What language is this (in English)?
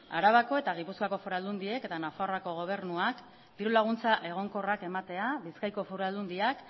Basque